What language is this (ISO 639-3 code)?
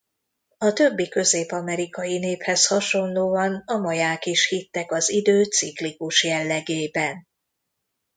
hun